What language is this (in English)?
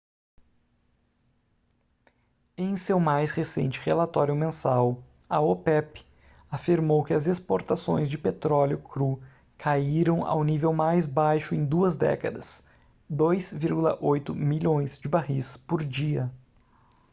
Portuguese